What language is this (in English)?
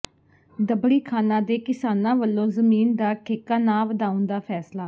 Punjabi